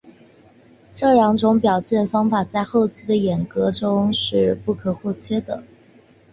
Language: Chinese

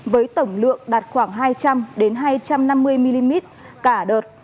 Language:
Vietnamese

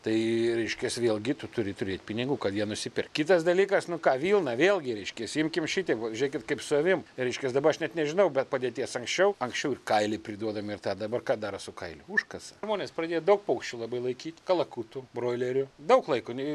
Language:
Lithuanian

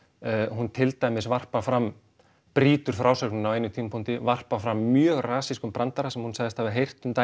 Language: Icelandic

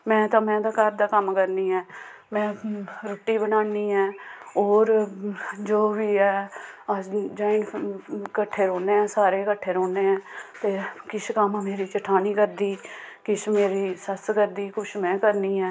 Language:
Dogri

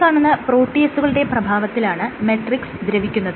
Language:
Malayalam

